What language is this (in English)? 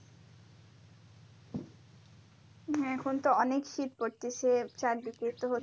Bangla